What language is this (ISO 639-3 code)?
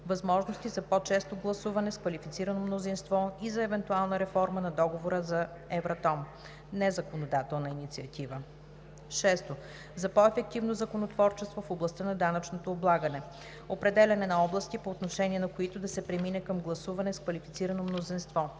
bul